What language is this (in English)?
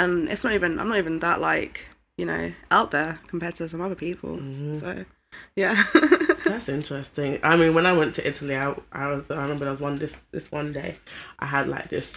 English